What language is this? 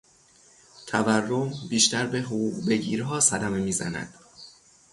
Persian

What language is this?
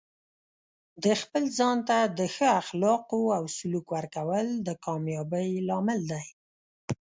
Pashto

